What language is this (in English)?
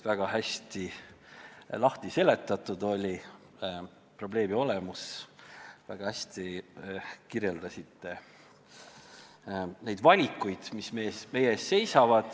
Estonian